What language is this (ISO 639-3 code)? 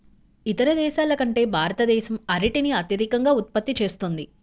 tel